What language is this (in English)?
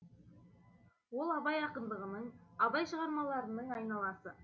Kazakh